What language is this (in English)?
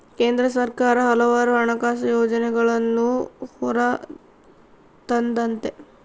Kannada